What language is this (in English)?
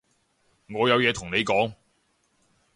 Cantonese